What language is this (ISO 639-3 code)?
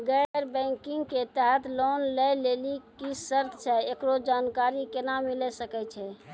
mai